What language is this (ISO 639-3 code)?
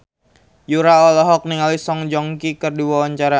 sun